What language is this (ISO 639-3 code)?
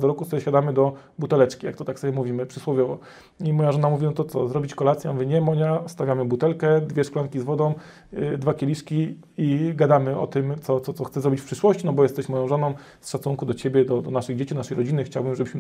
pol